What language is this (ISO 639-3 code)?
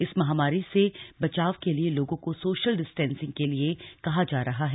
hin